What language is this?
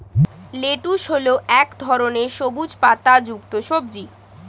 Bangla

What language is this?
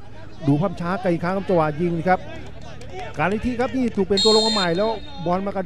Thai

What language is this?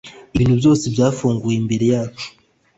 Kinyarwanda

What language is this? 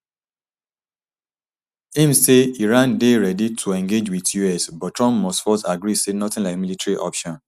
Nigerian Pidgin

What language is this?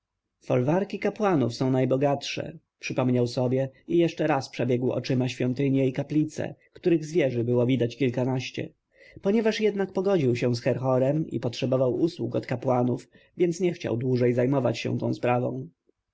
Polish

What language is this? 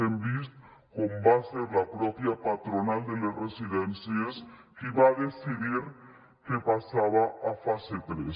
Catalan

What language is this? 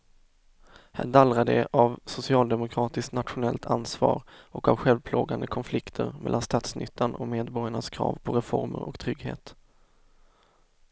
Swedish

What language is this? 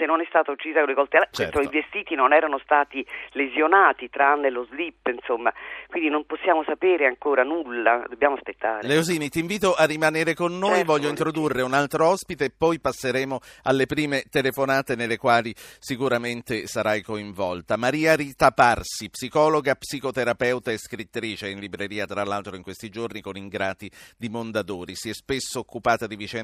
Italian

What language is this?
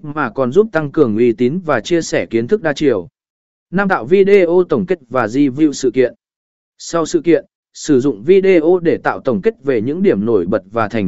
Vietnamese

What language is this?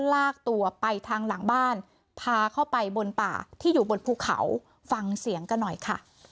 Thai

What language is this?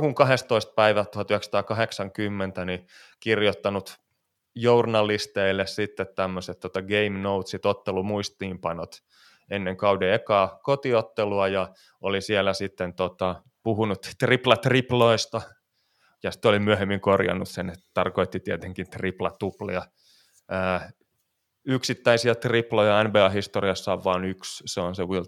Finnish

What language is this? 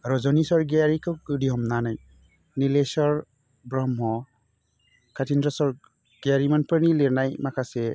Bodo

